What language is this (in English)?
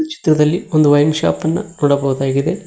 Kannada